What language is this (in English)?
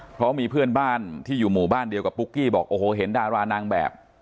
Thai